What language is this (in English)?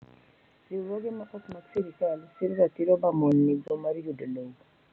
Luo (Kenya and Tanzania)